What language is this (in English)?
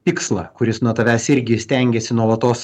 Lithuanian